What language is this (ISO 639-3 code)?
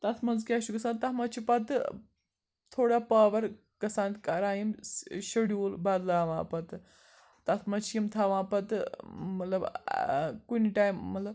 kas